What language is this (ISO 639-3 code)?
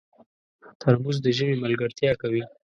pus